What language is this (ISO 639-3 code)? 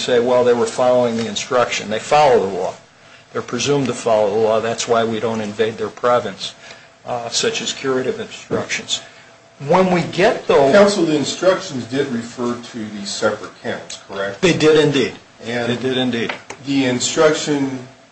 eng